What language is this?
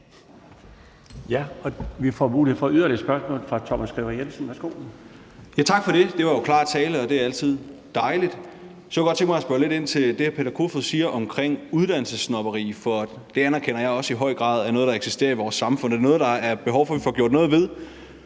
Danish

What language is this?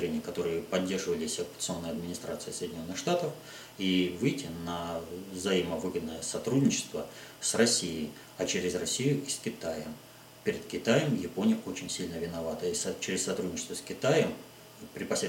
Russian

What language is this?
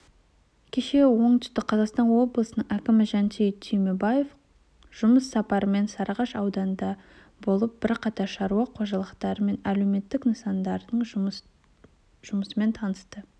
Kazakh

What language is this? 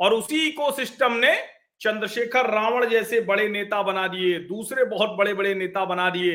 Hindi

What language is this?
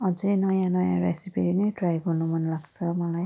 Nepali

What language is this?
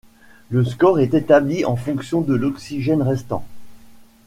French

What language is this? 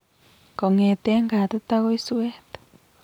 Kalenjin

